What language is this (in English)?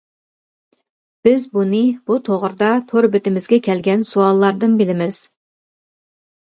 Uyghur